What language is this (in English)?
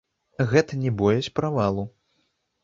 Belarusian